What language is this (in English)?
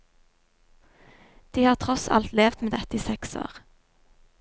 Norwegian